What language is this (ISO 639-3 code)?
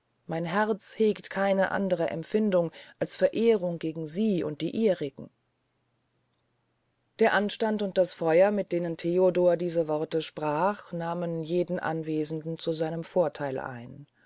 deu